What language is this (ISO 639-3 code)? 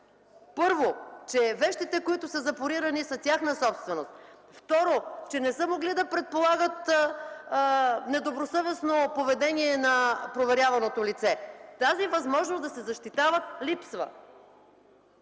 bul